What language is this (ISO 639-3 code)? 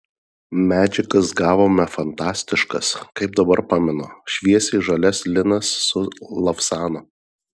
lit